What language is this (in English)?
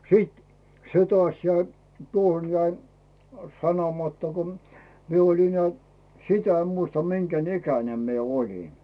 Finnish